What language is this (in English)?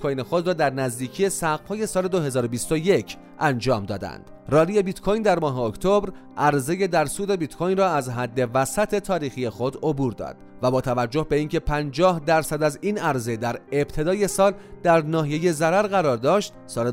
Persian